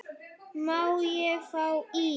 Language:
Icelandic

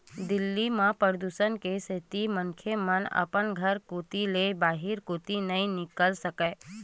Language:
Chhattisgarhi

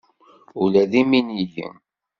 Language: Kabyle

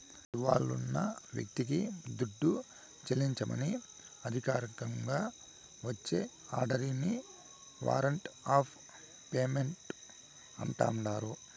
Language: Telugu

